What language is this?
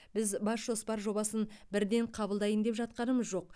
Kazakh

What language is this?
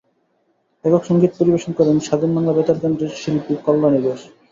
Bangla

